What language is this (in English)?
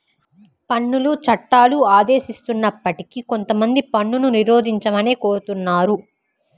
Telugu